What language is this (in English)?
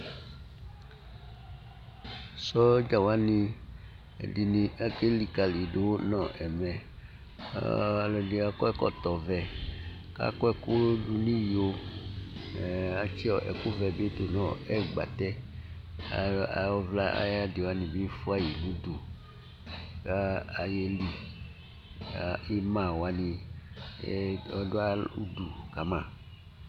Ikposo